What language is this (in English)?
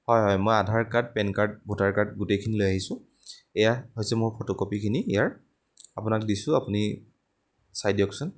Assamese